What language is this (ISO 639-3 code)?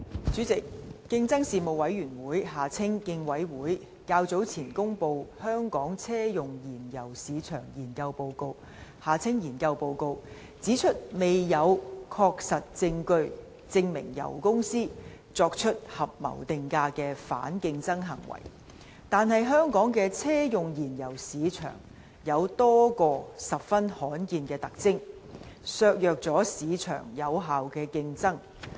yue